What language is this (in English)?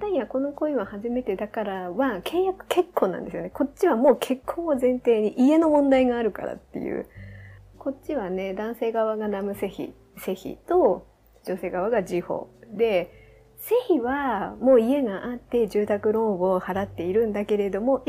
Japanese